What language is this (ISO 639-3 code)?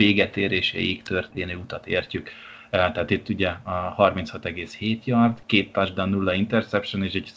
hun